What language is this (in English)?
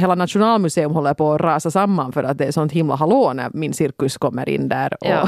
Swedish